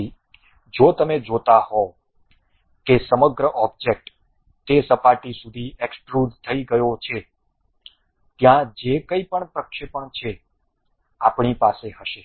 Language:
Gujarati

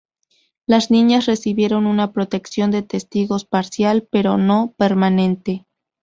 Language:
Spanish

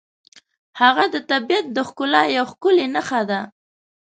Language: Pashto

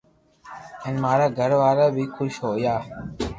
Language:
Loarki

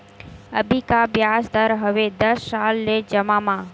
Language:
Chhattisgarhi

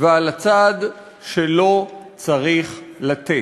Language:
Hebrew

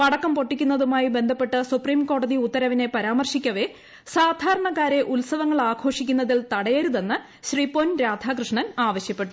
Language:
Malayalam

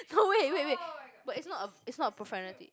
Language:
English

